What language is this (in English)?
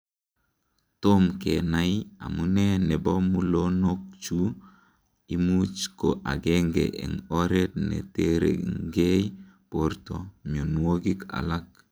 Kalenjin